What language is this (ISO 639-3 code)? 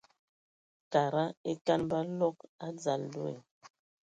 ewo